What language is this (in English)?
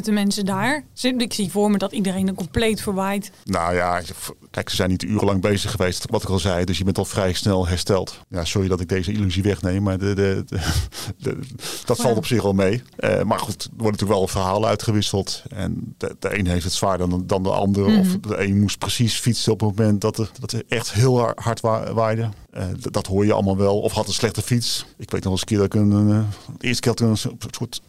Dutch